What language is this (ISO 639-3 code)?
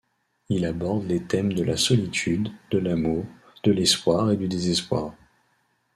fra